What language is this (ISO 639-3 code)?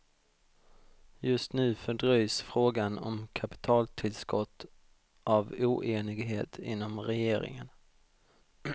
swe